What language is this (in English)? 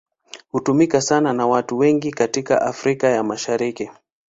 Swahili